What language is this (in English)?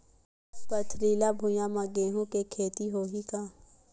Chhattisgarhi